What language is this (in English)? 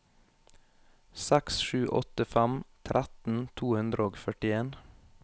Norwegian